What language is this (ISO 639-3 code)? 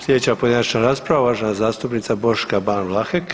hrv